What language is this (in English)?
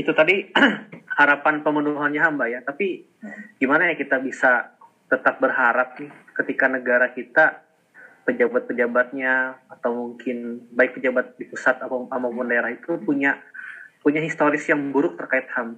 Indonesian